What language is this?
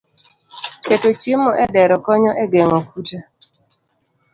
Luo (Kenya and Tanzania)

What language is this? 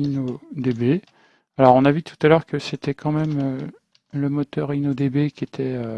French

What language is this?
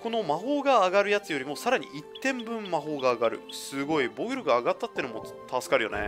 Japanese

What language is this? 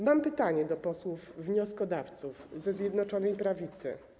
Polish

